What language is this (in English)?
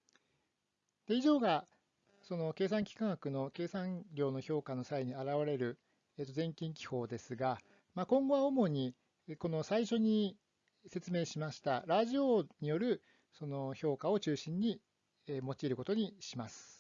Japanese